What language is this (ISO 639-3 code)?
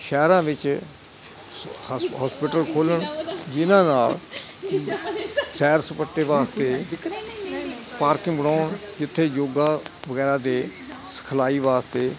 pan